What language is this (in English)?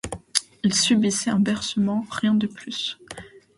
French